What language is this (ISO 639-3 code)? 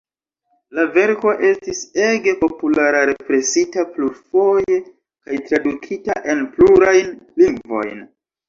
epo